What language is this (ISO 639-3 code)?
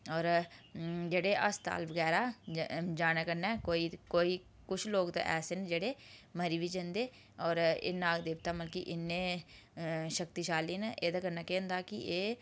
doi